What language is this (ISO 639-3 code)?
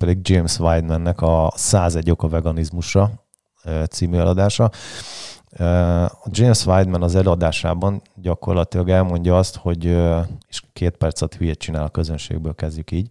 hun